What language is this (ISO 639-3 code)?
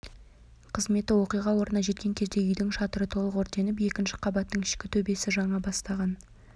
kaz